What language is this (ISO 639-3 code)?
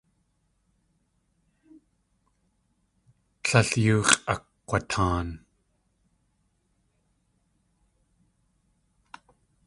tli